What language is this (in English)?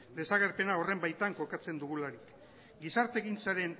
Basque